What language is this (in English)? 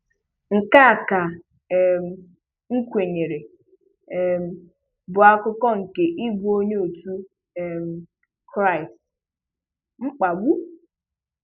Igbo